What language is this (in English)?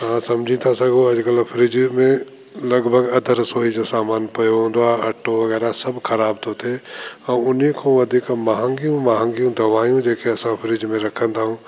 Sindhi